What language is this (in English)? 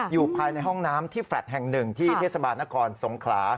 Thai